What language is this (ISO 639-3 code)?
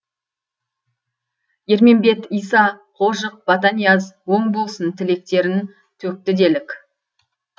kaz